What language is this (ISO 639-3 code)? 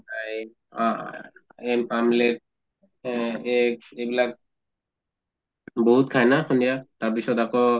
asm